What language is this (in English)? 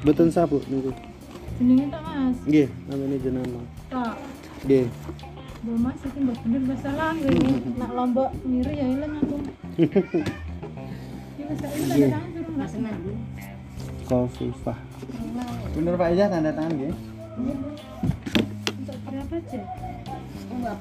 Indonesian